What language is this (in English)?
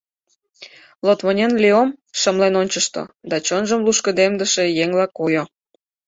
Mari